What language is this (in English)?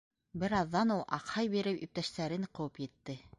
Bashkir